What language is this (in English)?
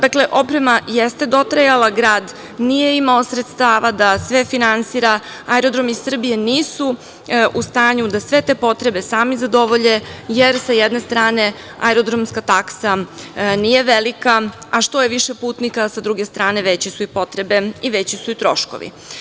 Serbian